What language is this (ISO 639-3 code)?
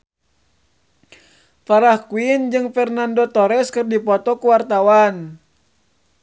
sun